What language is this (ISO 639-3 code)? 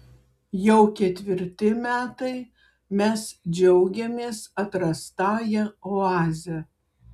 lit